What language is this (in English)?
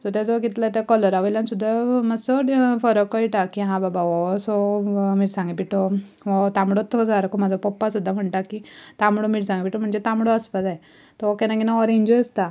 Konkani